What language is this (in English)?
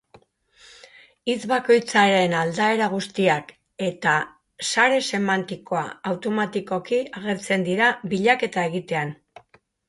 Basque